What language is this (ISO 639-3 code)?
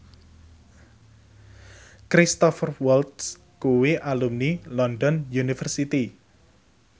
jav